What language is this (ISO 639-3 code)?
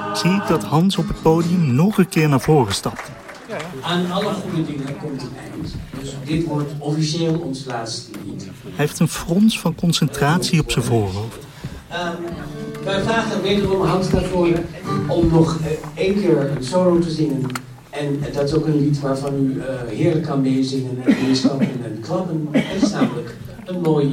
nld